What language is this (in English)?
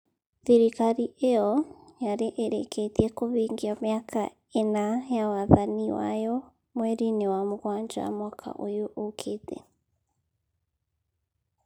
Kikuyu